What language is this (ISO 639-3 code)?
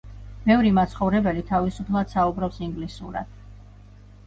kat